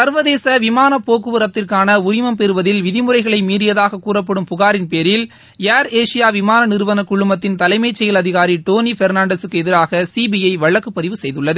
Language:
Tamil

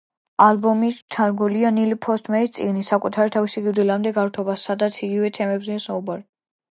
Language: Georgian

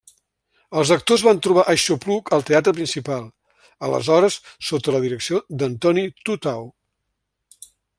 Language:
Catalan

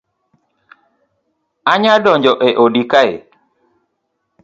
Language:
Luo (Kenya and Tanzania)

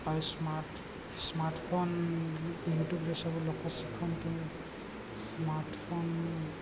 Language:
Odia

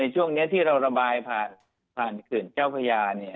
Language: Thai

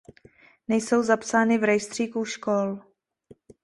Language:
Czech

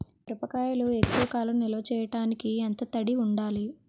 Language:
Telugu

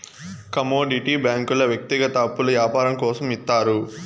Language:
Telugu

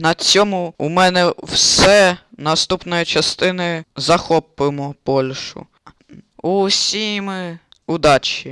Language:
Georgian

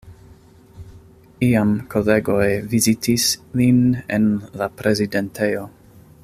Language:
Esperanto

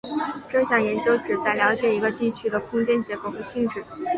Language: Chinese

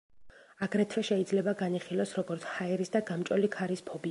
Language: Georgian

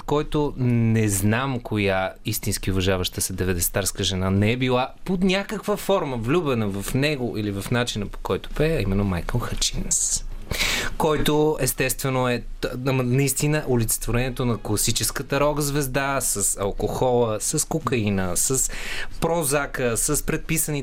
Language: Bulgarian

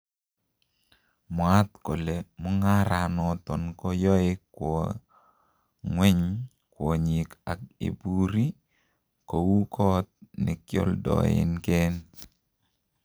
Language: Kalenjin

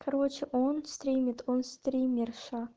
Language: Russian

